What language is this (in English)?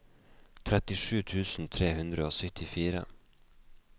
Norwegian